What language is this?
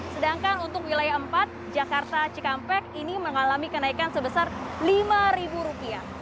Indonesian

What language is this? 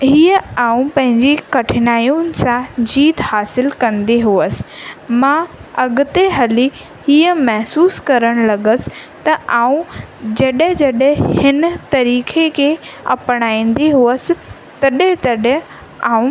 Sindhi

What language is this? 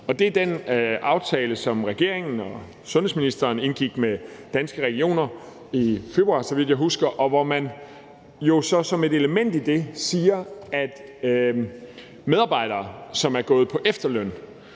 Danish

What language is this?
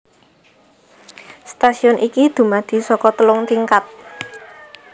Javanese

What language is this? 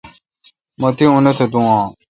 Kalkoti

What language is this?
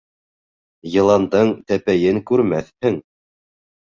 Bashkir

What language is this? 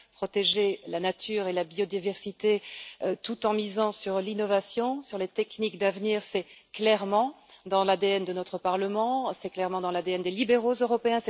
French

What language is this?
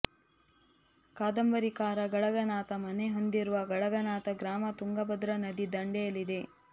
Kannada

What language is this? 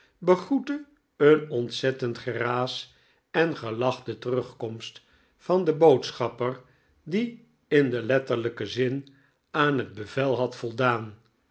Dutch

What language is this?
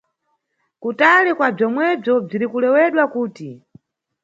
Nyungwe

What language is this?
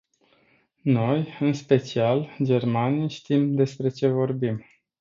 Romanian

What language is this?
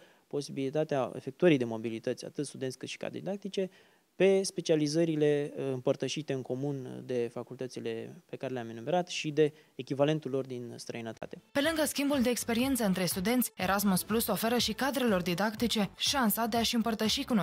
Romanian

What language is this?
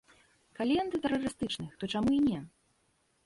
Belarusian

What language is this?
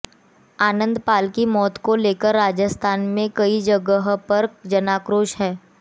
Hindi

